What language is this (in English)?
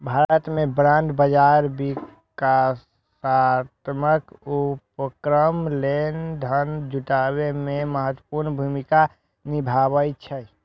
Maithili